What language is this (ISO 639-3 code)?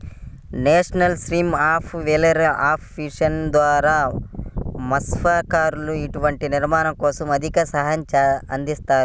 tel